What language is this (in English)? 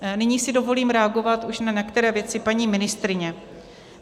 Czech